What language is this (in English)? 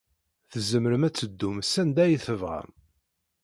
Kabyle